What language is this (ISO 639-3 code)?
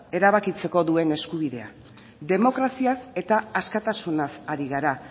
eus